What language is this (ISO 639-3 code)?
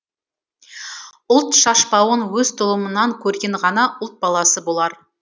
kaz